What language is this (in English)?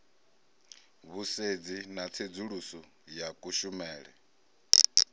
Venda